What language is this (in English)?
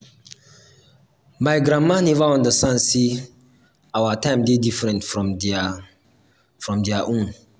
Nigerian Pidgin